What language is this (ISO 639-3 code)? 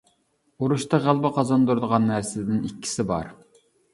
uig